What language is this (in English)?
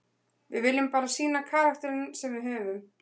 Icelandic